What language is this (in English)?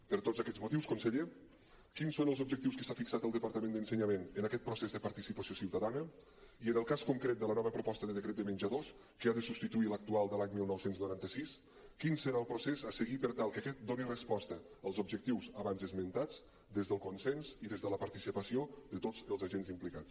Catalan